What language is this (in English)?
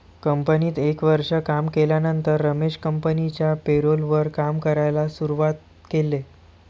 Marathi